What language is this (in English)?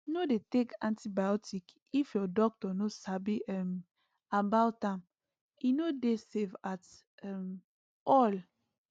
Nigerian Pidgin